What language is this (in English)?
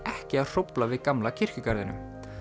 Icelandic